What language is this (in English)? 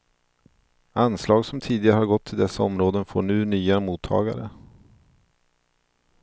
Swedish